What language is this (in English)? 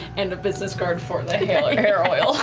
English